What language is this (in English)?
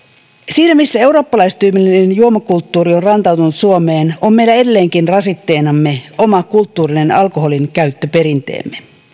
Finnish